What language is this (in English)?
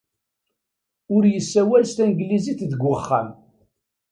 Kabyle